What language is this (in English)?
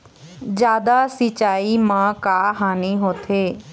Chhattisgarhi